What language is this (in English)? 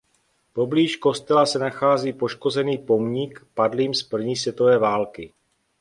Czech